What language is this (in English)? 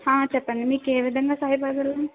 Telugu